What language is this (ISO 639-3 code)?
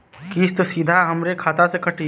bho